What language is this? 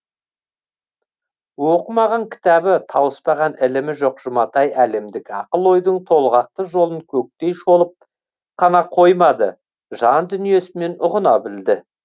Kazakh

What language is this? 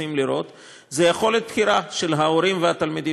Hebrew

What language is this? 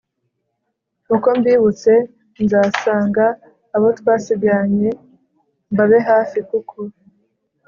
Kinyarwanda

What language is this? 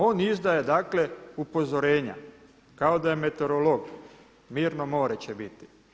Croatian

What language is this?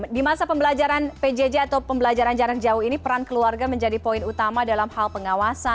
Indonesian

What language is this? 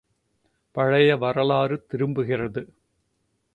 Tamil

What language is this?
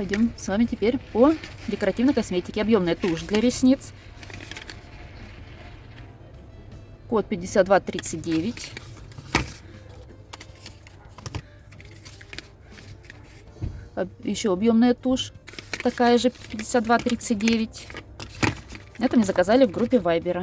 Russian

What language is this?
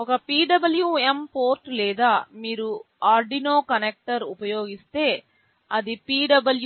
Telugu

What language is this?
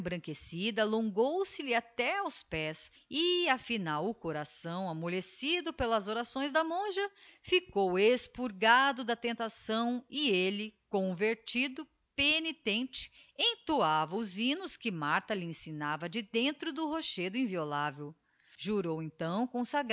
Portuguese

